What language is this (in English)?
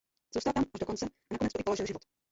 Czech